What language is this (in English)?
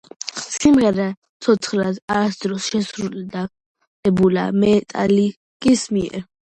Georgian